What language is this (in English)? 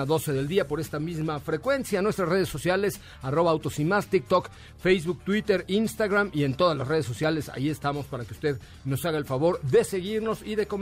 Spanish